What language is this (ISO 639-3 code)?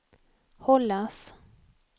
swe